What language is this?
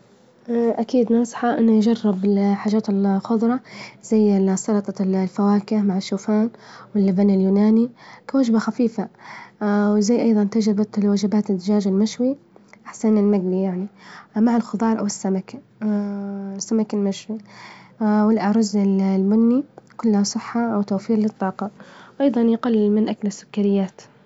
Libyan Arabic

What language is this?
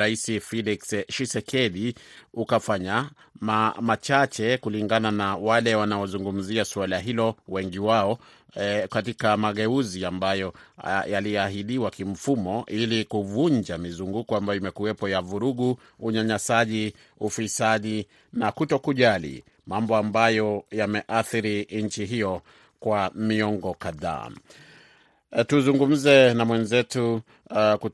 Swahili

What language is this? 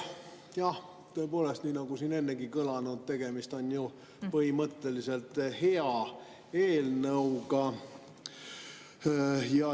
Estonian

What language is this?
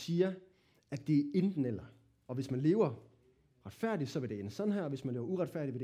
Danish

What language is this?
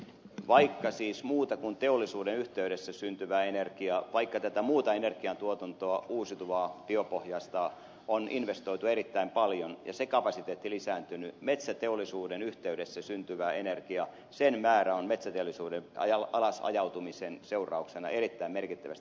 Finnish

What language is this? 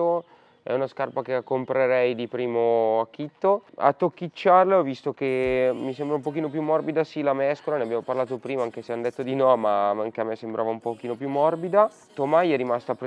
Italian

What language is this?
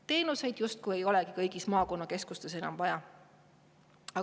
Estonian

